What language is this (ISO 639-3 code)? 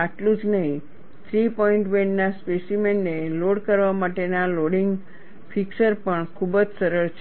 guj